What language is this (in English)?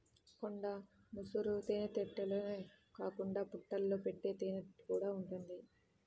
Telugu